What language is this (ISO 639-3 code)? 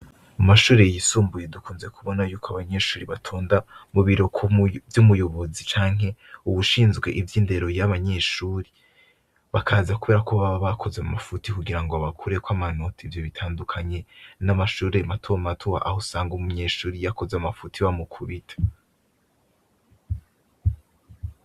run